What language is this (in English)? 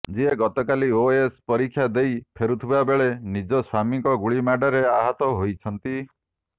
Odia